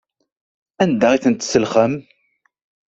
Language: Kabyle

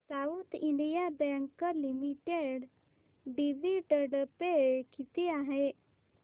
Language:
Marathi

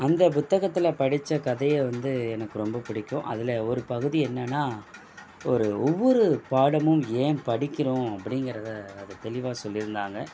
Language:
Tamil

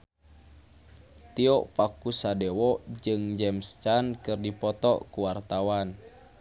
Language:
Sundanese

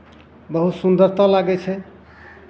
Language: Maithili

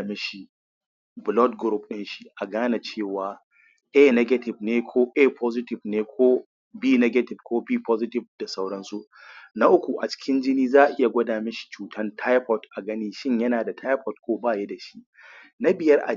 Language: Hausa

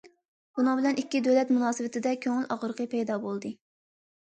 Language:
Uyghur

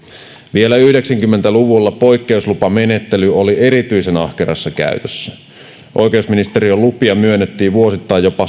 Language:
Finnish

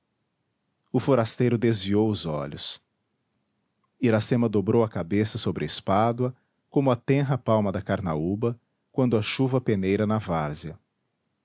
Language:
Portuguese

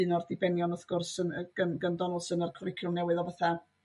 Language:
Welsh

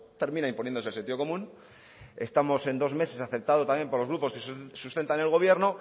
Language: Spanish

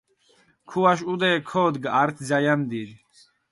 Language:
Mingrelian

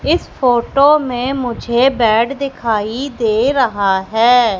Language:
Hindi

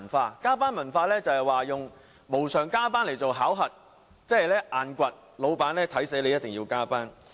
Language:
Cantonese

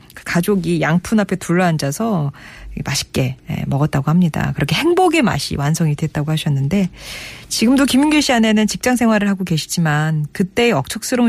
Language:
Korean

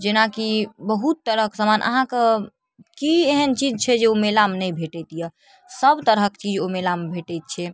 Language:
Maithili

